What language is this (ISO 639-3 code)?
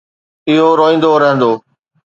snd